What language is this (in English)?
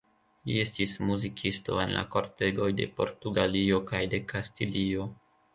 Esperanto